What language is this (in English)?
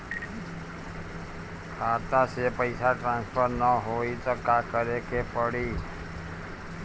Bhojpuri